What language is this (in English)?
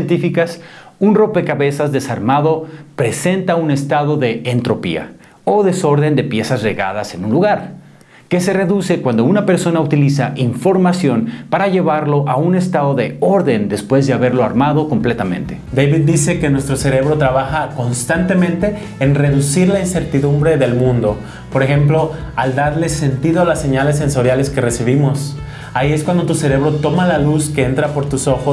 Spanish